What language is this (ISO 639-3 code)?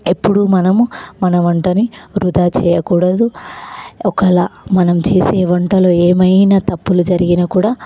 tel